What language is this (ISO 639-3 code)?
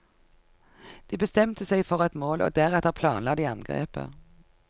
nor